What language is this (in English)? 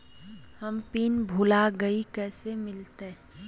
Magahi